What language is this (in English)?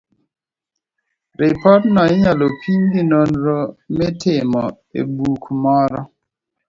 Luo (Kenya and Tanzania)